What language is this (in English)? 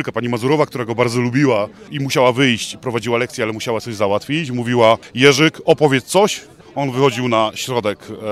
Polish